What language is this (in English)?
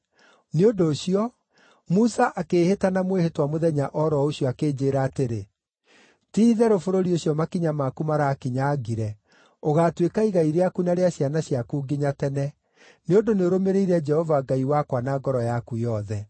Kikuyu